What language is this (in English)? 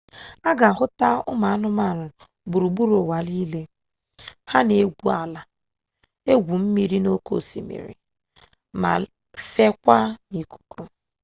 Igbo